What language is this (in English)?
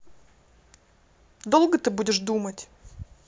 Russian